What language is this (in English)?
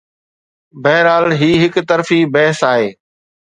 Sindhi